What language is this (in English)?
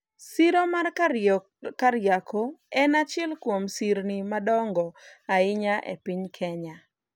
Luo (Kenya and Tanzania)